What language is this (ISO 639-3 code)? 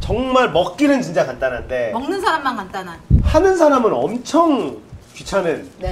kor